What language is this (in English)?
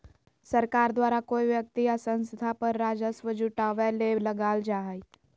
Magahi